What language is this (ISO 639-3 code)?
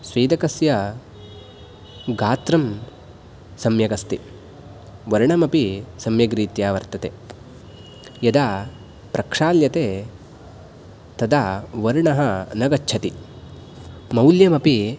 san